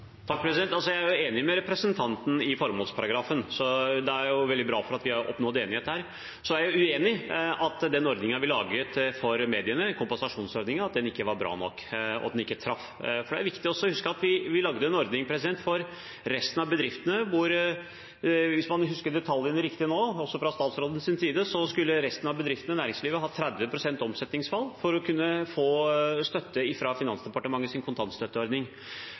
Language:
Norwegian Bokmål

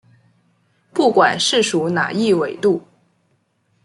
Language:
Chinese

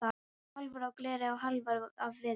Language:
Icelandic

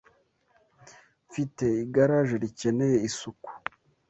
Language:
Kinyarwanda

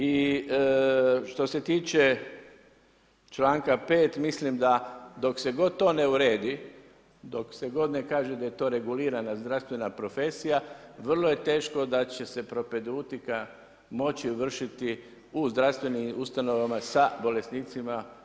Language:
Croatian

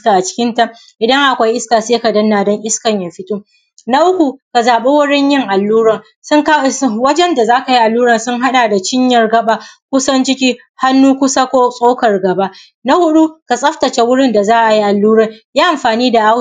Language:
Hausa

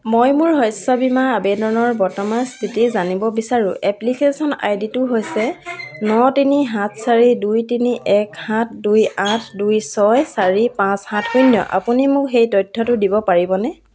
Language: Assamese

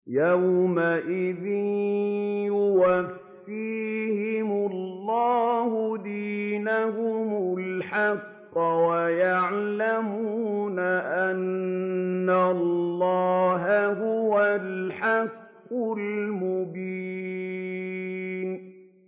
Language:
Arabic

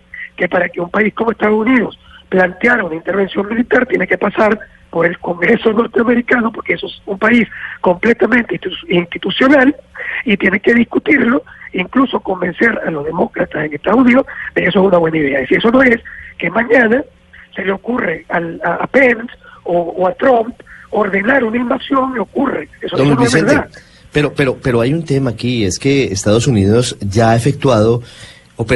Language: Spanish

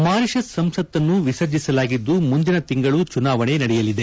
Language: Kannada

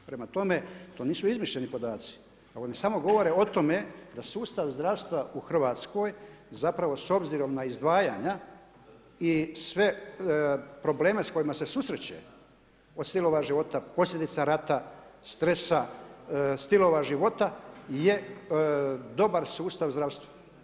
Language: Croatian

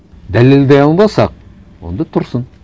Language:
Kazakh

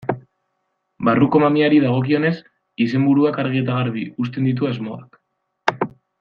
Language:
Basque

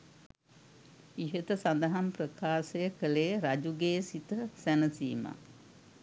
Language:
Sinhala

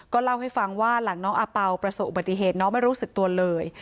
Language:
Thai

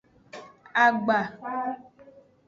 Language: Aja (Benin)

